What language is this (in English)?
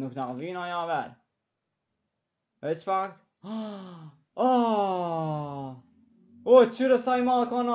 Romanian